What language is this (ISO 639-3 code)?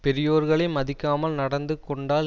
tam